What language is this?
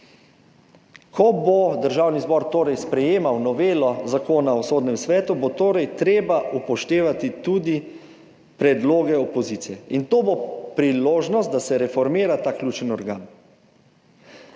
Slovenian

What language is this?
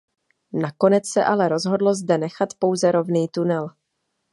Czech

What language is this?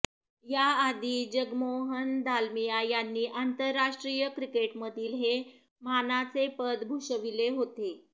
Marathi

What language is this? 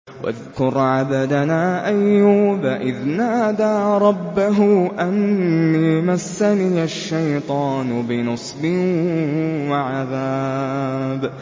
Arabic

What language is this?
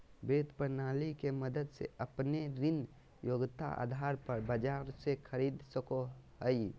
Magahi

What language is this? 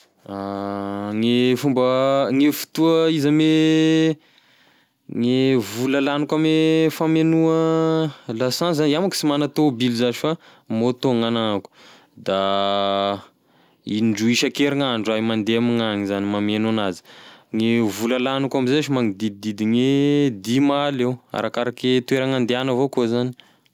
Tesaka Malagasy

